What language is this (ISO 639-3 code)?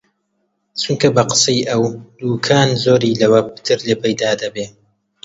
ckb